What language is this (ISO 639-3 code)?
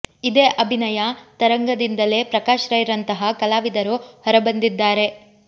kan